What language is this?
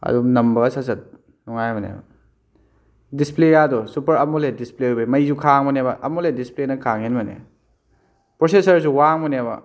Manipuri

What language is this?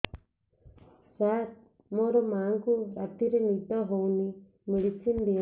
Odia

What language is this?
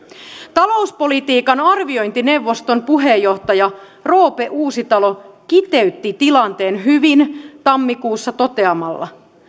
Finnish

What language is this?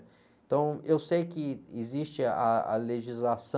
Portuguese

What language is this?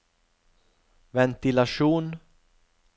Norwegian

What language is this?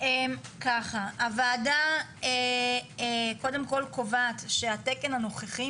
Hebrew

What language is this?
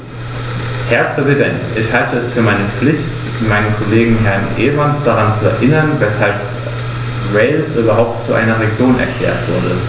German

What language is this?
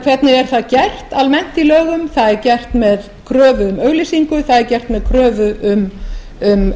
Icelandic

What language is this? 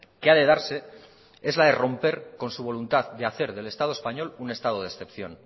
Spanish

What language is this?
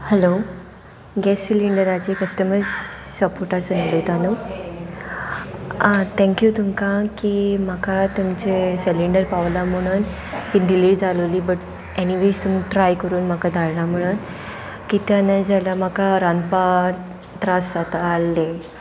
Konkani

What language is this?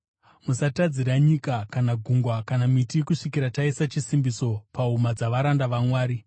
Shona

